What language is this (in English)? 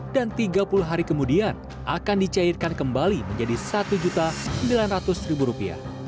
Indonesian